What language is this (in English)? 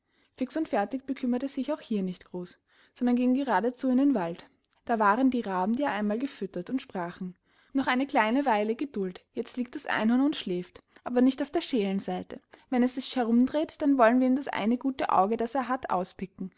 German